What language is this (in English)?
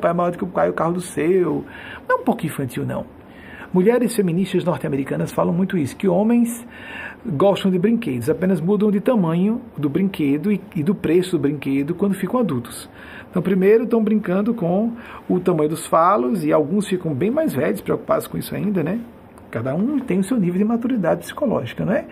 Portuguese